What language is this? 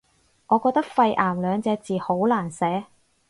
Cantonese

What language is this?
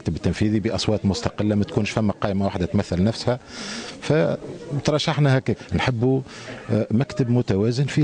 Arabic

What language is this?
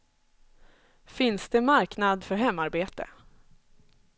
Swedish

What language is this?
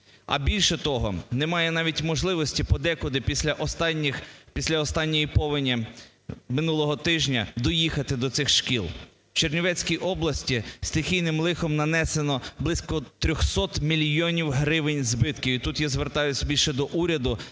Ukrainian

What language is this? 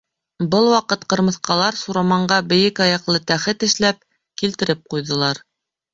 Bashkir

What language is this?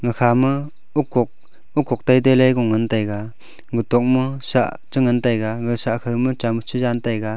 Wancho Naga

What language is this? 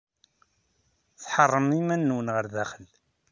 Kabyle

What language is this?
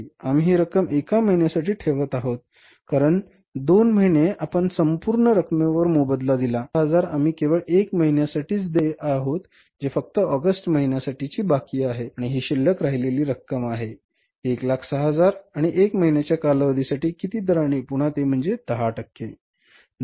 Marathi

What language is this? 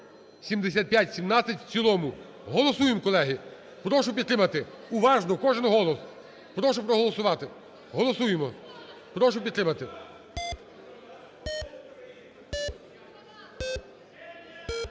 Ukrainian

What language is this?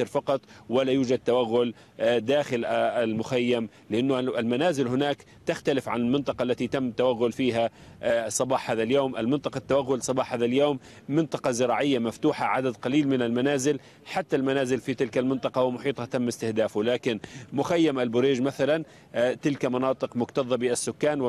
Arabic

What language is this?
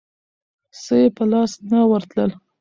Pashto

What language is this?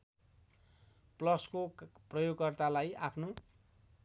Nepali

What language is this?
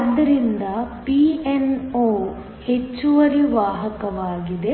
Kannada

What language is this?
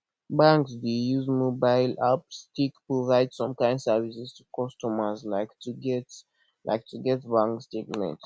Nigerian Pidgin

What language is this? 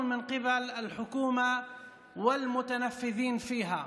Hebrew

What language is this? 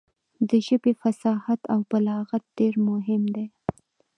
Pashto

